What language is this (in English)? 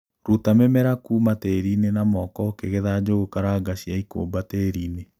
Kikuyu